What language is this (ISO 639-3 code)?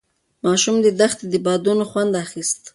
pus